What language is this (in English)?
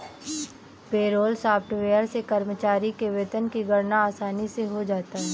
Hindi